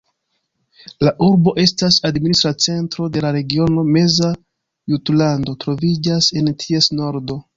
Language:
Esperanto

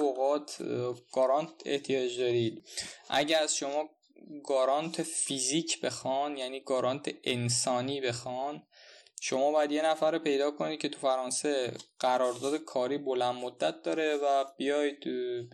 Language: Persian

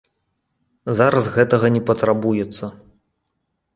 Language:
Belarusian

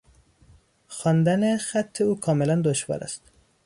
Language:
Persian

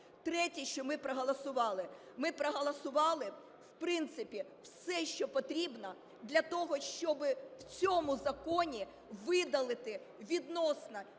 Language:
Ukrainian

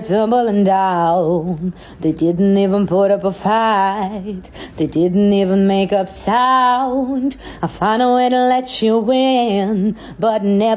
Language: Bulgarian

